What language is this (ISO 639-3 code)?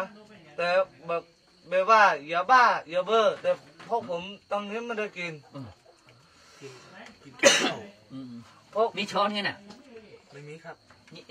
tha